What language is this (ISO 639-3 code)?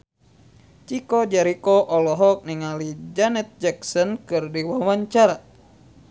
sun